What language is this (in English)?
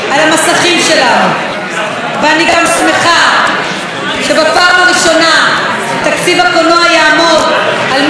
Hebrew